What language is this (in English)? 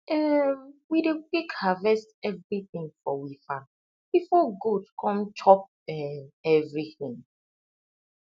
Nigerian Pidgin